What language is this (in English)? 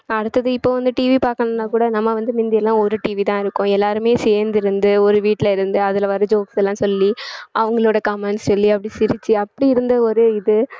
Tamil